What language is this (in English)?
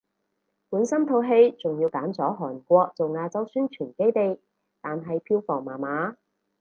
Cantonese